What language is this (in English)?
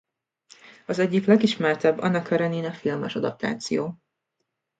Hungarian